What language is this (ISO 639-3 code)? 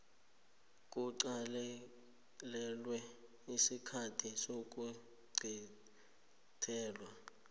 nbl